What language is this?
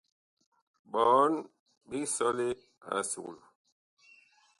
Bakoko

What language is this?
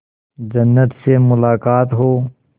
Hindi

